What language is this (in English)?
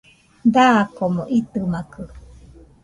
Nüpode Huitoto